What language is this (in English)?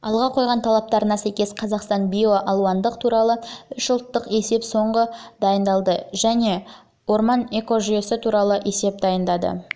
Kazakh